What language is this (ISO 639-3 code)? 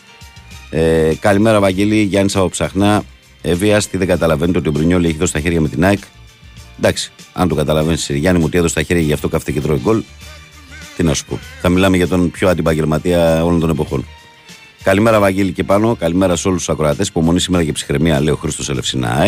ell